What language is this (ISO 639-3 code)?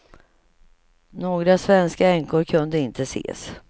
swe